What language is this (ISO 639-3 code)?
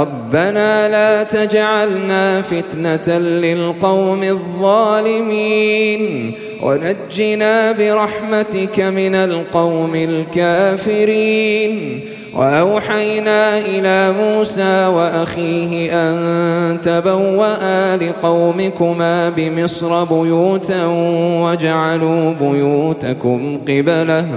ara